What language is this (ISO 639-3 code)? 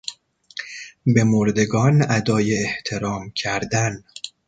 fas